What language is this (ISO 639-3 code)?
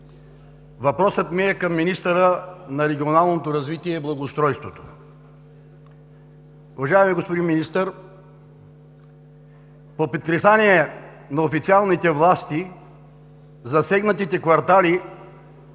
bul